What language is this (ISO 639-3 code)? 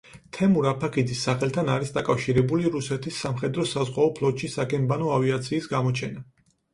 kat